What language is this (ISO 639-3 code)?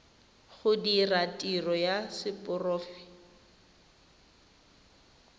tsn